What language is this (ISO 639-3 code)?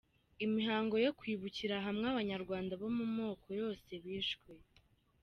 kin